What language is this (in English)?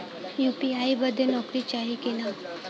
Bhojpuri